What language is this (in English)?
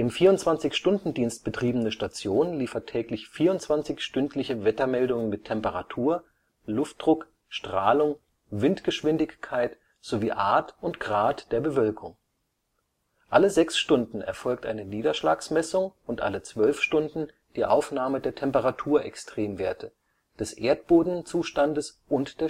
German